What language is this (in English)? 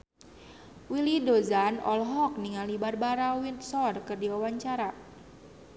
Sundanese